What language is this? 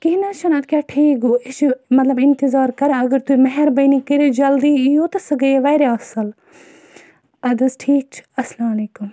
Kashmiri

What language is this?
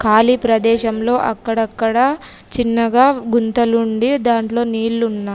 Telugu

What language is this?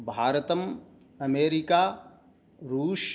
Sanskrit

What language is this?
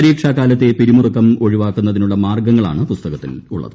Malayalam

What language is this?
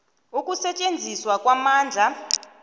South Ndebele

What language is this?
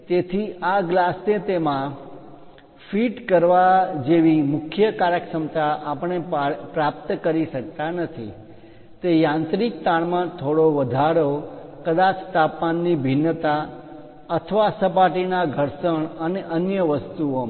Gujarati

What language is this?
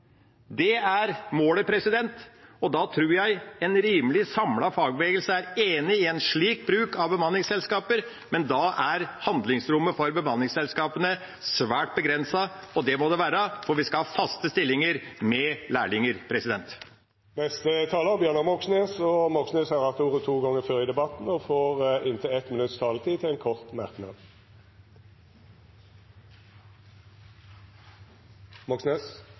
Norwegian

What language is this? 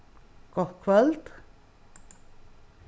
Faroese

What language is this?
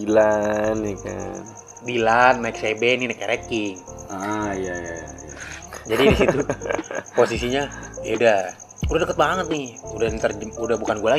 Indonesian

